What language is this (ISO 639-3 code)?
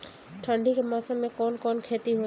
bho